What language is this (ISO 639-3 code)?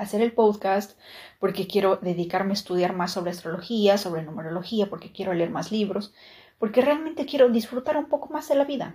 spa